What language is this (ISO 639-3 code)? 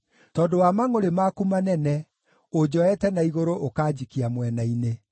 kik